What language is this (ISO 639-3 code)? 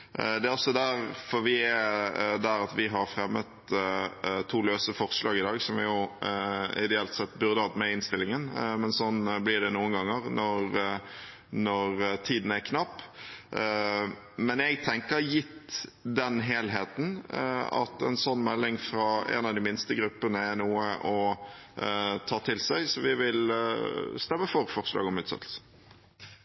nob